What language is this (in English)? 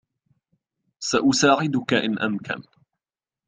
Arabic